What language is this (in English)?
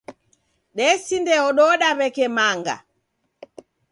Taita